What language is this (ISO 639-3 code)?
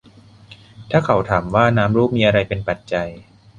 tha